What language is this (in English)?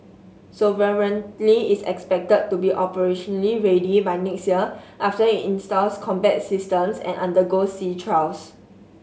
English